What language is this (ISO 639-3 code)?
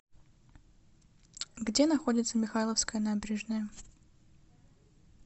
rus